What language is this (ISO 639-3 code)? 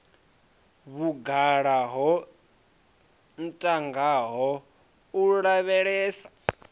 ven